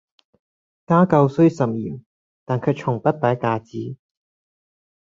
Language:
Cantonese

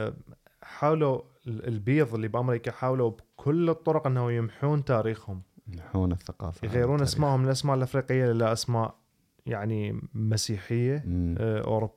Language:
Arabic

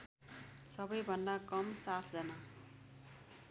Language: Nepali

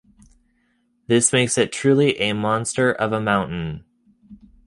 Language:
English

